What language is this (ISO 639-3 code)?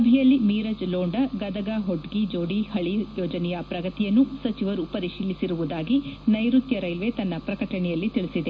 kan